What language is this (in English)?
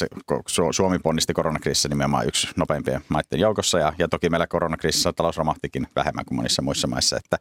Finnish